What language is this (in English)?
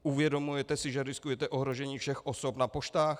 Czech